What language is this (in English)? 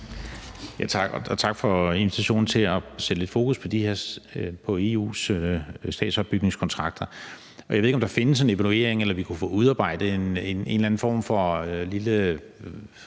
Danish